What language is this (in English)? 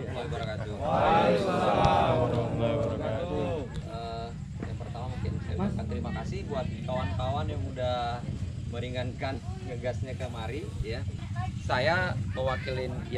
Indonesian